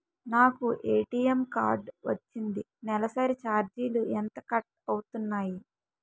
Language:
Telugu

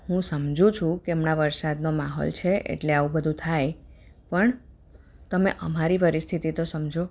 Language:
Gujarati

